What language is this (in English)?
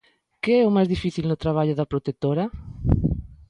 Galician